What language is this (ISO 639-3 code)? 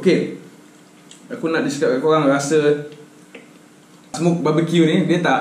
msa